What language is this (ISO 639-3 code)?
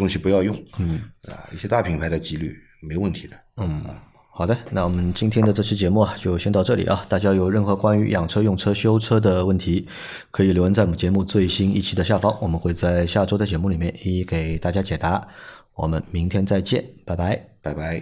zho